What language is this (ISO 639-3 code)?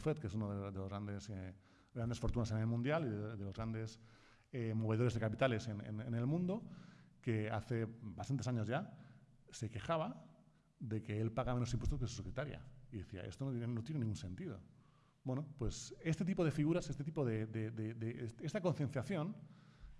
spa